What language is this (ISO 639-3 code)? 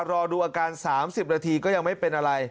tha